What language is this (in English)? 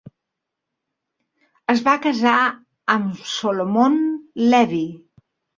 Catalan